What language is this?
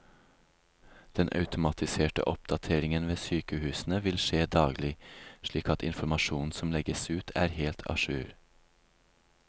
Norwegian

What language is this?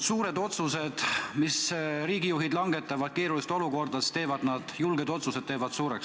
Estonian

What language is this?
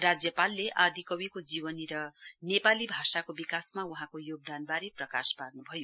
Nepali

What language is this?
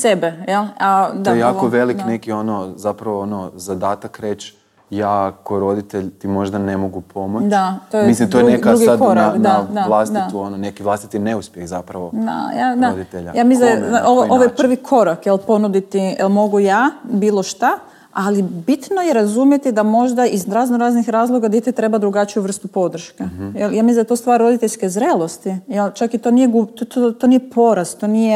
Croatian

